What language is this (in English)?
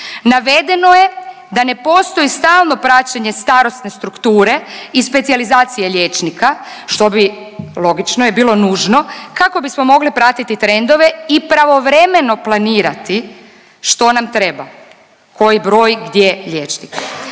Croatian